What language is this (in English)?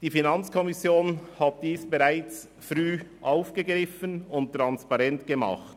Swiss German